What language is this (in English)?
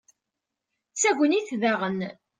Kabyle